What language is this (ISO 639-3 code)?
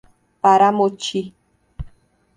por